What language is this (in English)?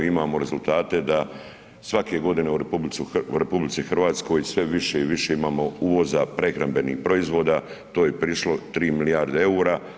Croatian